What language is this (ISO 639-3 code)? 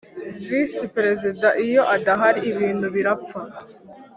kin